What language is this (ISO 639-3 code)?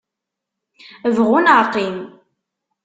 kab